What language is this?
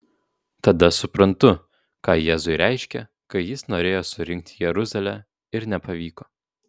Lithuanian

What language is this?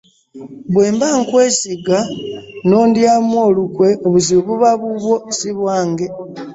Ganda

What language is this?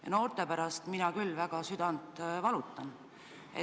Estonian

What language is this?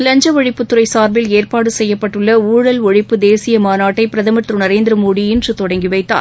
Tamil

